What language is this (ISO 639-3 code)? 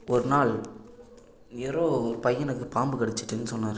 tam